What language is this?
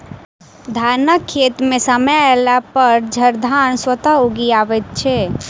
Maithili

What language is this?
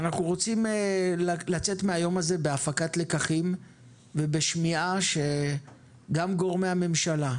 Hebrew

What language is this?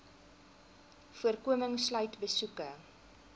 Afrikaans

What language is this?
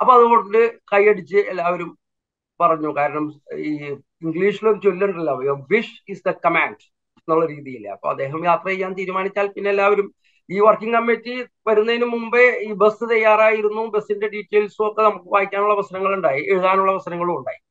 Malayalam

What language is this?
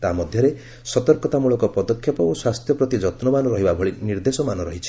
Odia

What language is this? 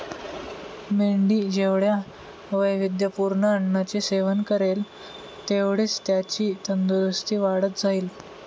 Marathi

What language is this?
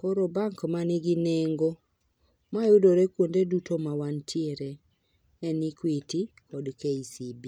Luo (Kenya and Tanzania)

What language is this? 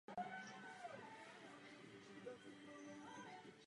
Czech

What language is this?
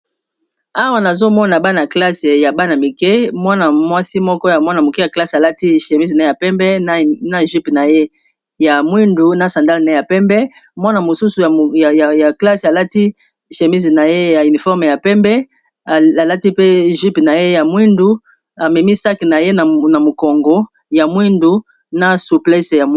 Lingala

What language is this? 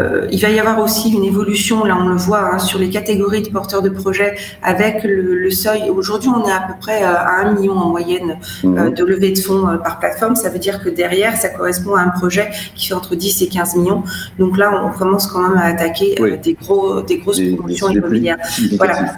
French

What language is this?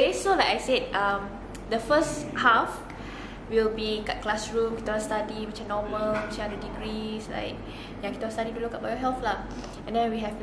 Malay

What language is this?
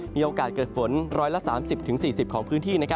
Thai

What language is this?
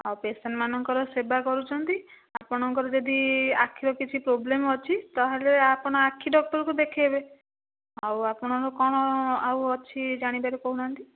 Odia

